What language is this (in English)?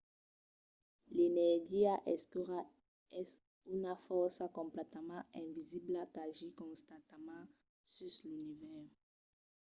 Occitan